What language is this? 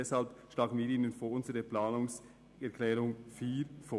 Swiss German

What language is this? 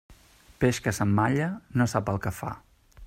Catalan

